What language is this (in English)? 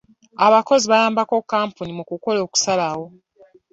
Ganda